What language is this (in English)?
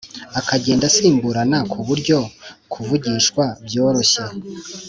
Kinyarwanda